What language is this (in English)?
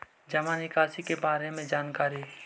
Magahi